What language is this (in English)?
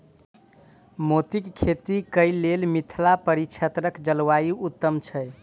Maithili